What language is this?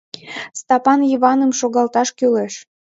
Mari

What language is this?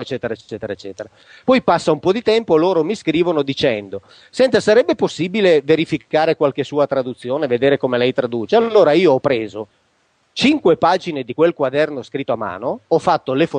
Italian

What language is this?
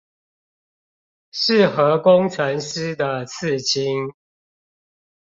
Chinese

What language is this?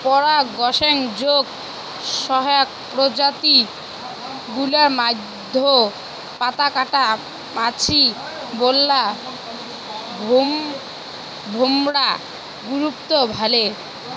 Bangla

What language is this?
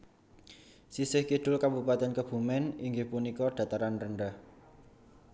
Javanese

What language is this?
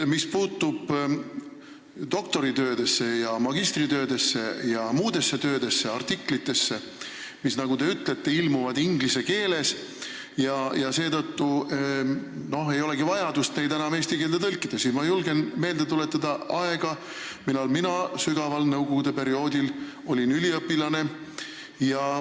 Estonian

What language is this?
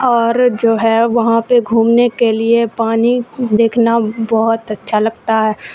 Urdu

